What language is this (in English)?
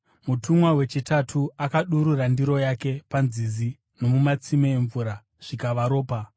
Shona